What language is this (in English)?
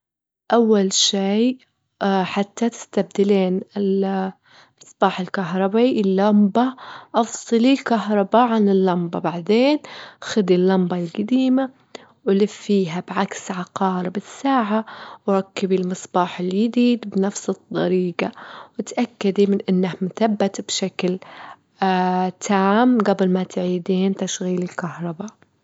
Gulf Arabic